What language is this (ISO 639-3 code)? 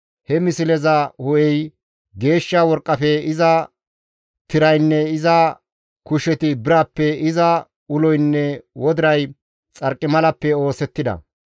gmv